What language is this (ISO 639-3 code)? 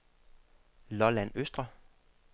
dan